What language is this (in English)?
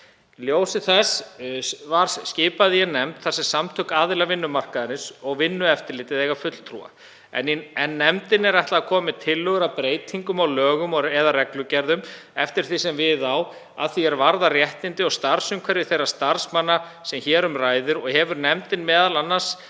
Icelandic